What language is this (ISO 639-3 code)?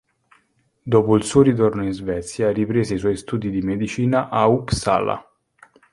ita